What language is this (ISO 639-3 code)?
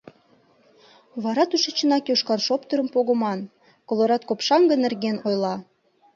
chm